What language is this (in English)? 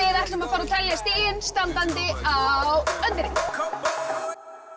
Icelandic